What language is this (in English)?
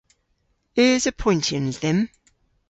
Cornish